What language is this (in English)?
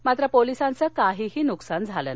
Marathi